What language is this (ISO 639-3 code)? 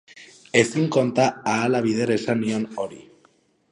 eus